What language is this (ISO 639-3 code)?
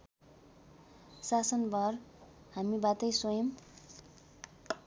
nep